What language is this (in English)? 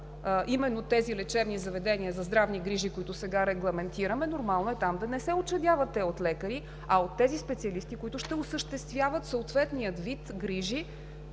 Bulgarian